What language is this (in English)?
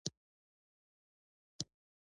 Pashto